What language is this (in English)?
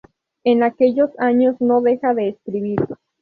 Spanish